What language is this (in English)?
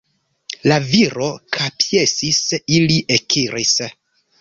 Esperanto